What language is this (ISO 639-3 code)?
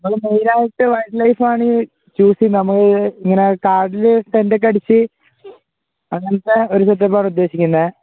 mal